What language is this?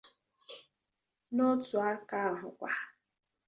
Igbo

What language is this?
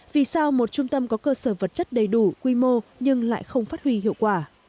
Vietnamese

